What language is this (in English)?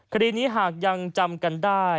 Thai